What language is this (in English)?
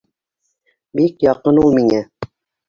Bashkir